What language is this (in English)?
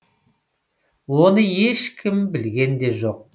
Kazakh